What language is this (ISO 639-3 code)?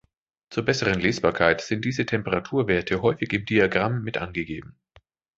deu